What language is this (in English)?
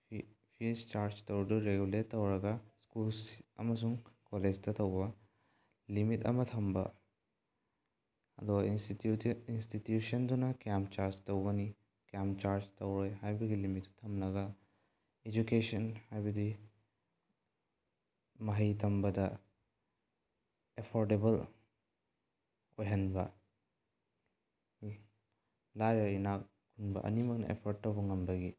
Manipuri